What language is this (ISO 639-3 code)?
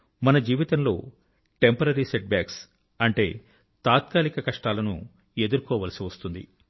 tel